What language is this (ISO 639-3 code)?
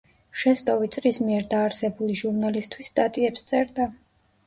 kat